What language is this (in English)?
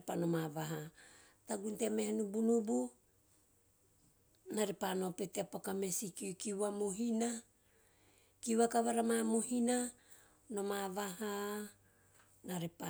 Teop